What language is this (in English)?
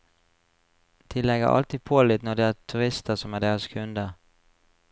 Norwegian